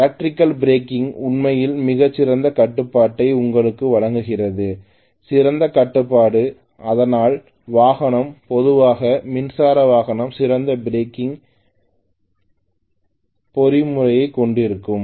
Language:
Tamil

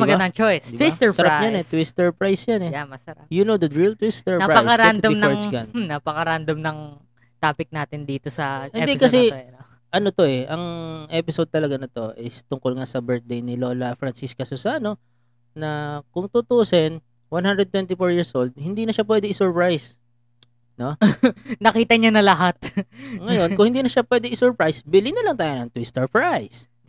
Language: Filipino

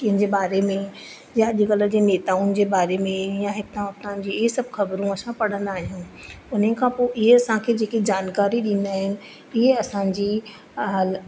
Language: Sindhi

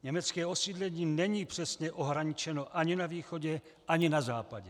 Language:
Czech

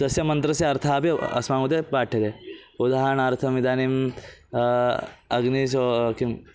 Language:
Sanskrit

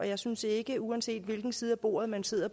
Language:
Danish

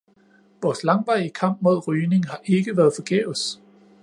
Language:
Danish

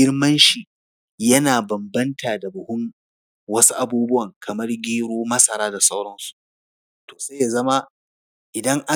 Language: Hausa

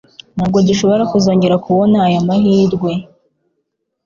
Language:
Kinyarwanda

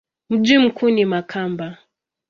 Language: Swahili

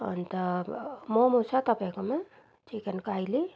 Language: Nepali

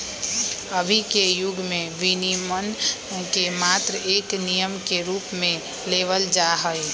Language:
Magahi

